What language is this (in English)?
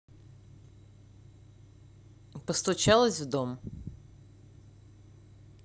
Russian